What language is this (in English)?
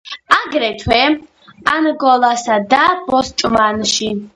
Georgian